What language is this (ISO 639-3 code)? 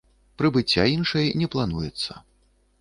bel